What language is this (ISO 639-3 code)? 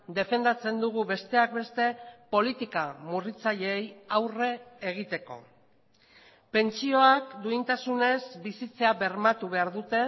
eus